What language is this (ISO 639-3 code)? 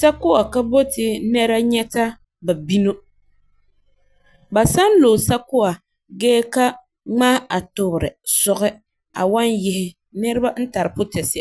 gur